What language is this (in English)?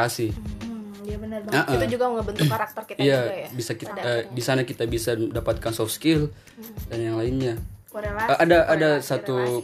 Indonesian